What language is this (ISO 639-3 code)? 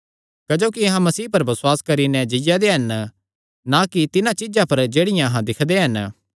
xnr